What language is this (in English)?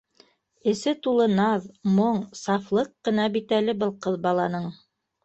Bashkir